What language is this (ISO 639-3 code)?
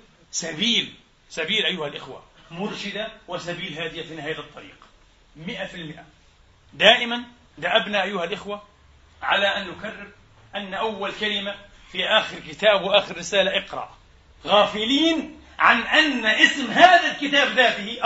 ara